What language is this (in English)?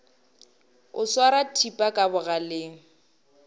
Northern Sotho